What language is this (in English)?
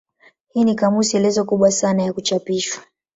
Swahili